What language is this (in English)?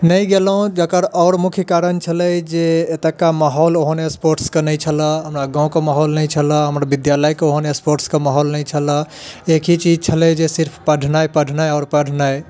Maithili